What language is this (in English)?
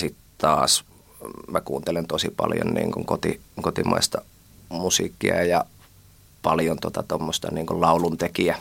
Finnish